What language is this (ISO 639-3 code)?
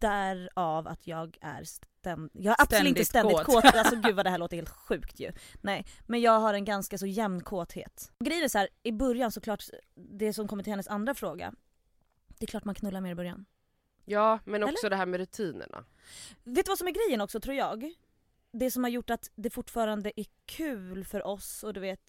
swe